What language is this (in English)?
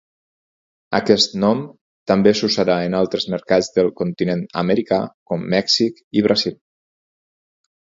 Catalan